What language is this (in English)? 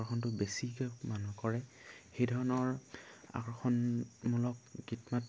Assamese